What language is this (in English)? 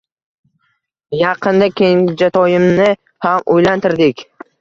Uzbek